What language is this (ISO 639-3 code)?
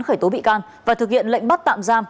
vie